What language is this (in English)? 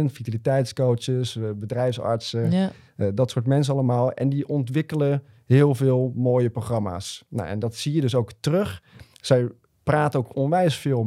Dutch